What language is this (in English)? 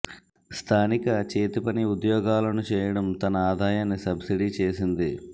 Telugu